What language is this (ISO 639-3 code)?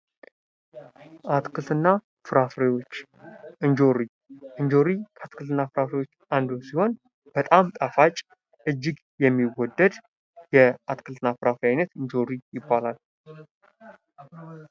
amh